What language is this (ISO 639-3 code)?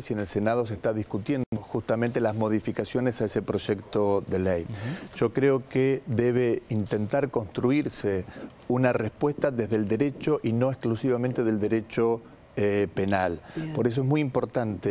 spa